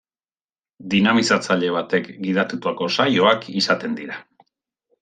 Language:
Basque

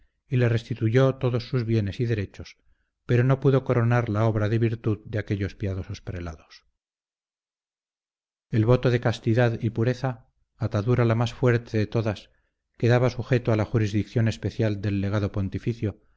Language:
Spanish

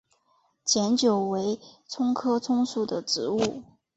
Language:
Chinese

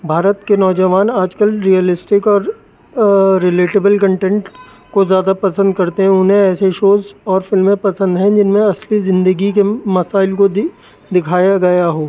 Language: Urdu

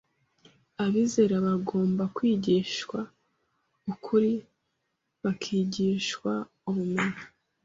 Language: Kinyarwanda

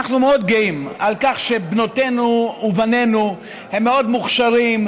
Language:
Hebrew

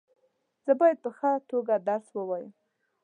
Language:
Pashto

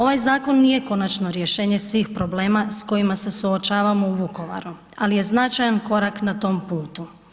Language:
Croatian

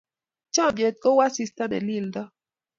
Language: Kalenjin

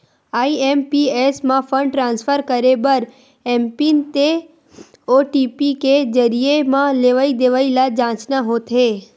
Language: Chhattisgarhi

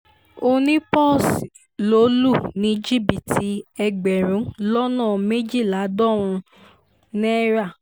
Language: Yoruba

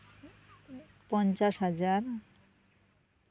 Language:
Santali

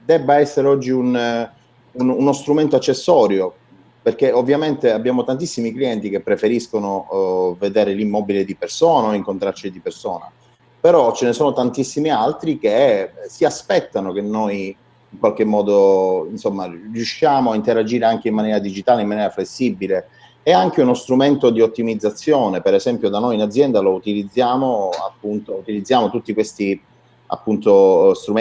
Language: Italian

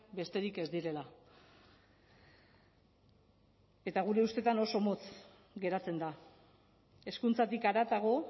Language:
Basque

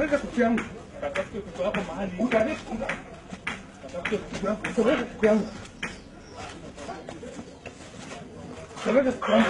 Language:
Arabic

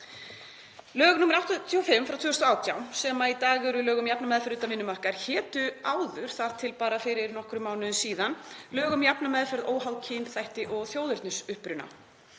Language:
Icelandic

